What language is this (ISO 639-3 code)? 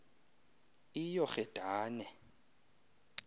xho